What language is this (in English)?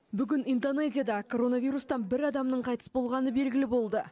Kazakh